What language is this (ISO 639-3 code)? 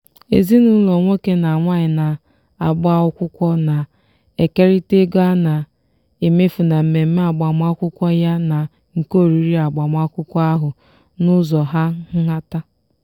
ibo